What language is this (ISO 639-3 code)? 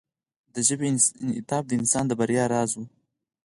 pus